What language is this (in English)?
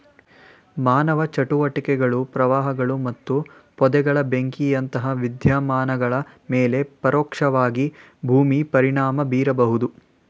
Kannada